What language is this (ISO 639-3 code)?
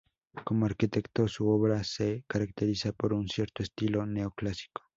spa